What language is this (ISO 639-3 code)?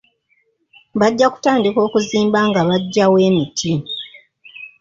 lug